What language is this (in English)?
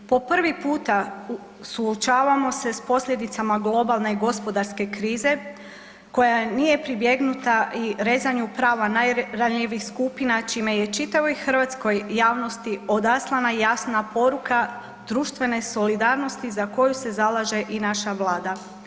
Croatian